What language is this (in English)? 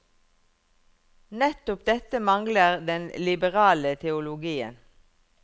Norwegian